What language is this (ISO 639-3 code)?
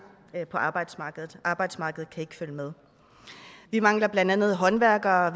dan